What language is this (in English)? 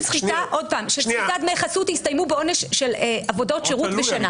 Hebrew